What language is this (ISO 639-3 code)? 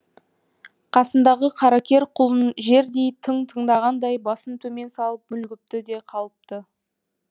kaz